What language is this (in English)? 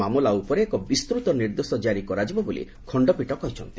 Odia